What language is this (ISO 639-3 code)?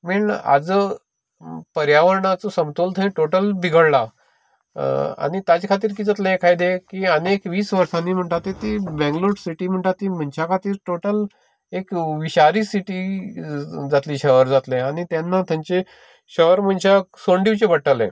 kok